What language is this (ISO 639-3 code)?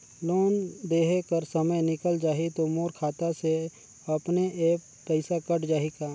hne